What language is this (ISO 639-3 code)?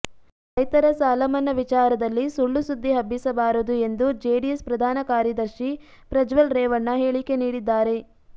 kan